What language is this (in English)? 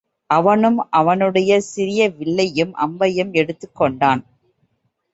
Tamil